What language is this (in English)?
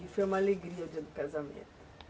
Portuguese